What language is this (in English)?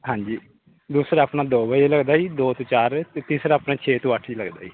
Punjabi